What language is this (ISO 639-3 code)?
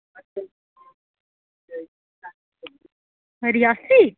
doi